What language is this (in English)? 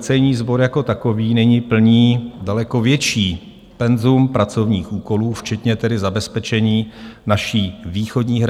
Czech